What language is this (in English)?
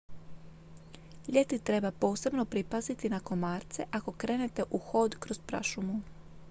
Croatian